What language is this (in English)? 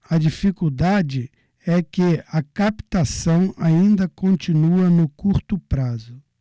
Portuguese